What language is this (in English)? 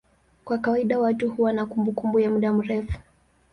Swahili